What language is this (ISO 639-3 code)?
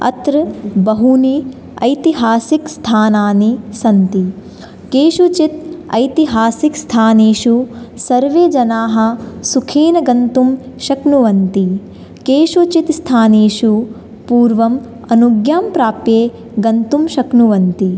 san